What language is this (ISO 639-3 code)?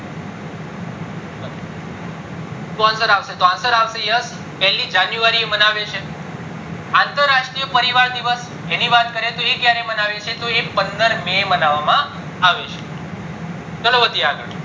guj